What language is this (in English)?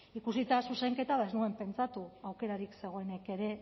Basque